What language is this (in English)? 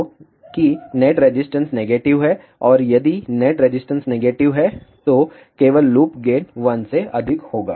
Hindi